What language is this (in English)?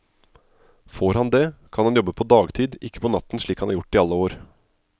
Norwegian